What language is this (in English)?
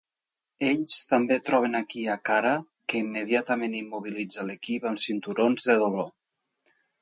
Catalan